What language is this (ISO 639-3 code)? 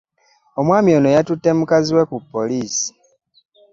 lug